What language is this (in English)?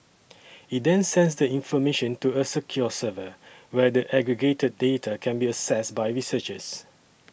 English